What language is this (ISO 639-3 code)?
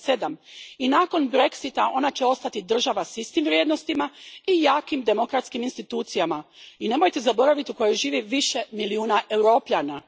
hrv